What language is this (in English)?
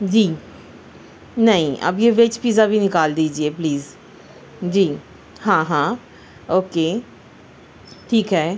Urdu